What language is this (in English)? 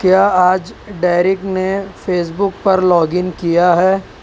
Urdu